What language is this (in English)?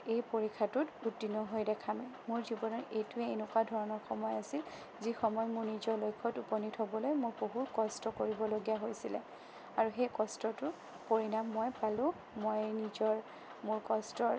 Assamese